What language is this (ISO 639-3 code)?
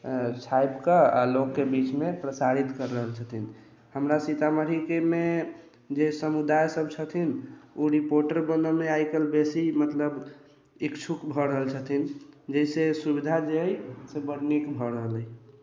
mai